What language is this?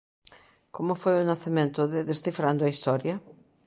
Galician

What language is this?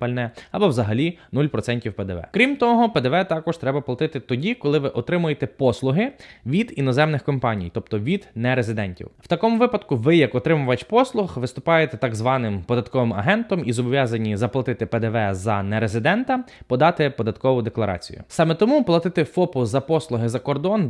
Ukrainian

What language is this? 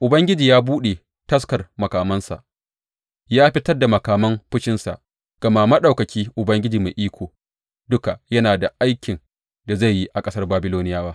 Hausa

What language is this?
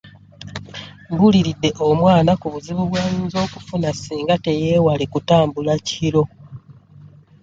Ganda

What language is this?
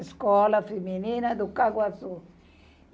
Portuguese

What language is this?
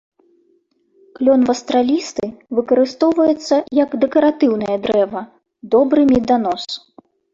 Belarusian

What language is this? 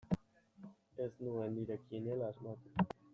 Basque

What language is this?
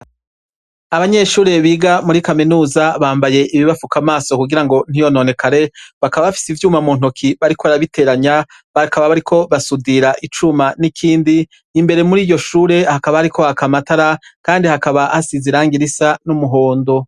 Rundi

